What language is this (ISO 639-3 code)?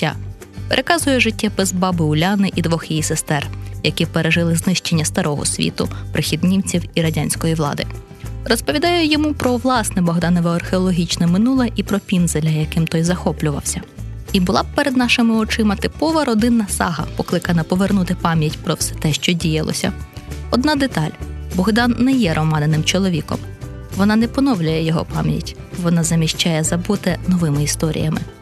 ukr